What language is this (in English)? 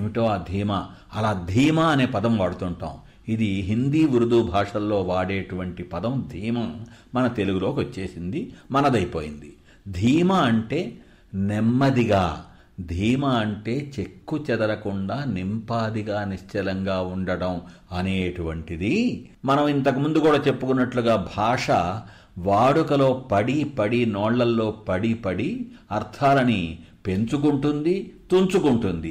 Telugu